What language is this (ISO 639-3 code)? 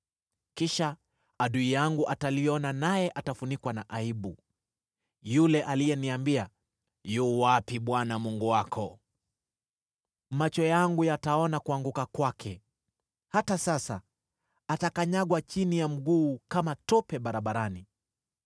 swa